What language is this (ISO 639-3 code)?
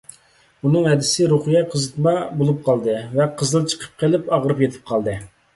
uig